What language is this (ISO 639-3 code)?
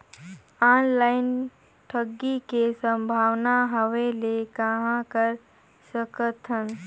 hne